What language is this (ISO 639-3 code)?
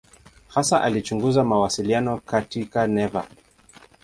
swa